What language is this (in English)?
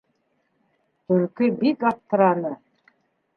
Bashkir